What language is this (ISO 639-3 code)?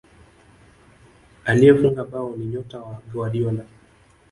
swa